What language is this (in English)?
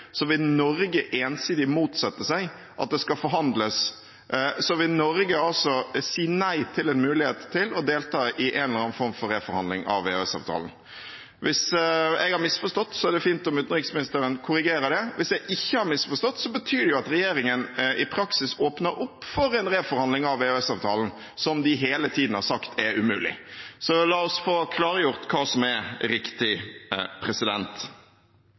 Norwegian Bokmål